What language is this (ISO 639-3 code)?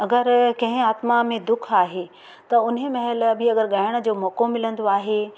snd